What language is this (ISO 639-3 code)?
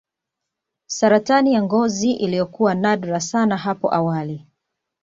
swa